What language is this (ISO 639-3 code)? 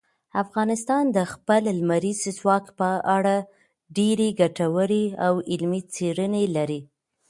pus